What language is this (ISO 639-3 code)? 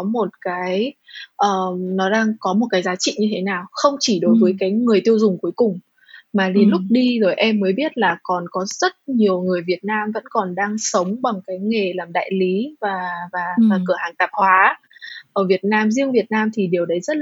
vie